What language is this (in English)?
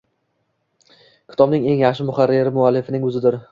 Uzbek